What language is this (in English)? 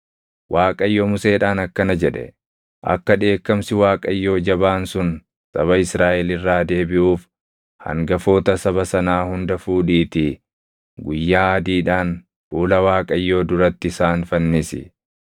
Oromo